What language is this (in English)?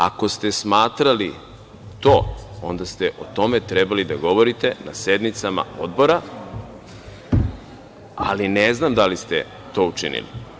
Serbian